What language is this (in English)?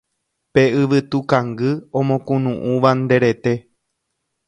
Guarani